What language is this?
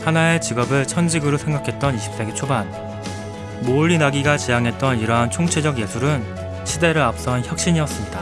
Korean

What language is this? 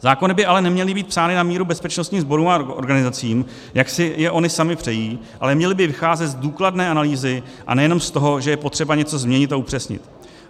Czech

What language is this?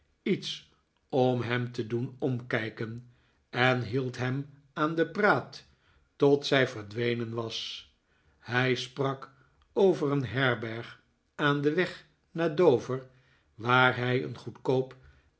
Dutch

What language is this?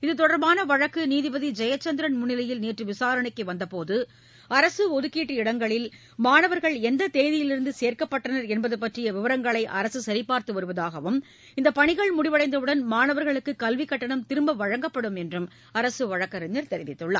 Tamil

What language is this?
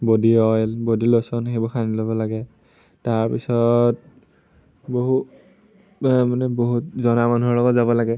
Assamese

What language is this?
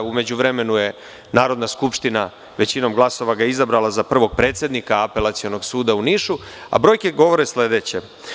Serbian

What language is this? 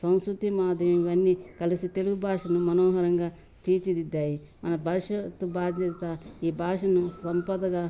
Telugu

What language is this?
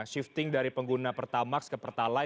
Indonesian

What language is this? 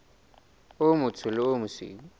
Southern Sotho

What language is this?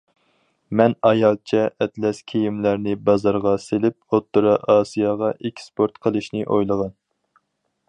Uyghur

